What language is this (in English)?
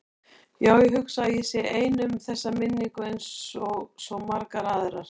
Icelandic